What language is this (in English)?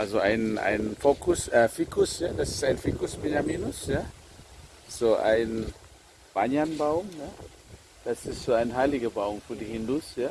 German